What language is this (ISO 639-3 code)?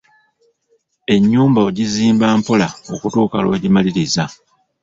lug